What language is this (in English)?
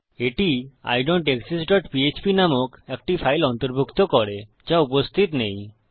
Bangla